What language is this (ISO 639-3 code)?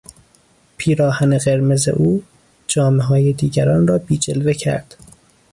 fas